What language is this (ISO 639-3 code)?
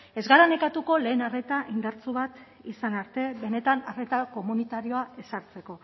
eus